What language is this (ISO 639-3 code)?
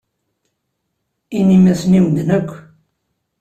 kab